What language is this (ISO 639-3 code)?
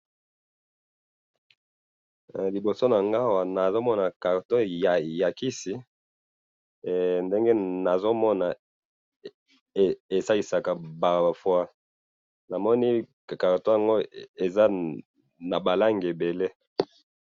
lin